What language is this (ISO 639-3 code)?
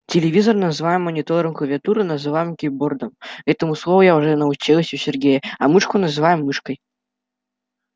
rus